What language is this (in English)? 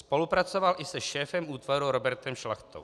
Czech